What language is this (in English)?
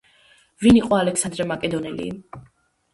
Georgian